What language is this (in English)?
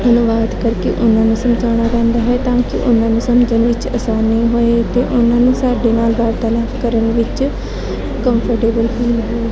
Punjabi